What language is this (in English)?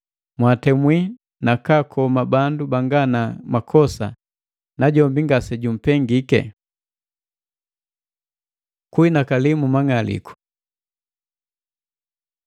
Matengo